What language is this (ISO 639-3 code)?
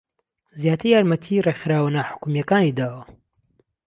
ckb